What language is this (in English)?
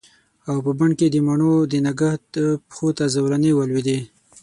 Pashto